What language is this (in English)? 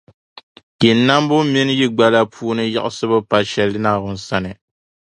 Dagbani